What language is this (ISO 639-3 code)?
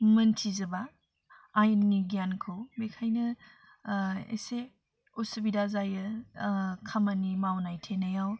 brx